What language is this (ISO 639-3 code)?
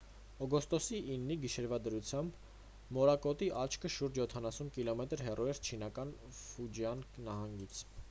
hye